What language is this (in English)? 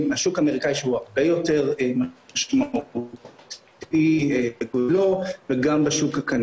Hebrew